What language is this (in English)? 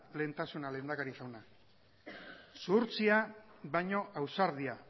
Basque